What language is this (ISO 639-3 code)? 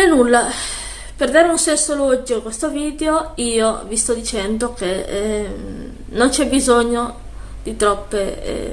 ita